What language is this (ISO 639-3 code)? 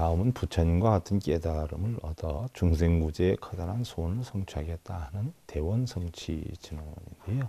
kor